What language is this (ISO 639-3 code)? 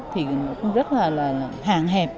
vie